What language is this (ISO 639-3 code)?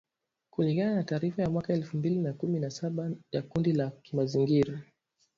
swa